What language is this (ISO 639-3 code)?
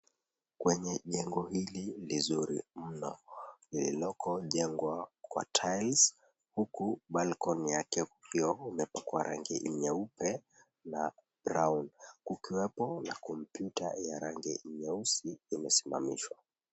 swa